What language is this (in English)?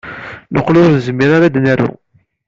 Kabyle